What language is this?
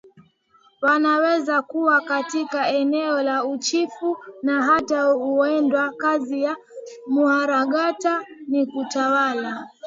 Swahili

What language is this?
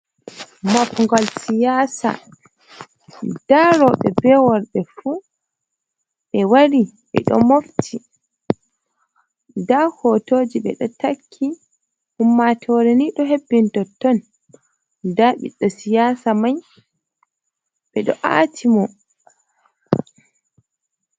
Fula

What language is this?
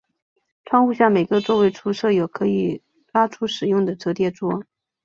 Chinese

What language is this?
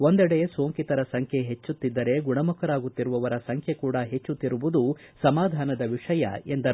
Kannada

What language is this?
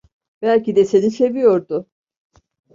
Turkish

